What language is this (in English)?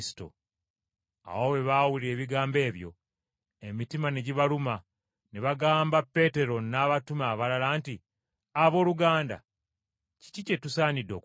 Ganda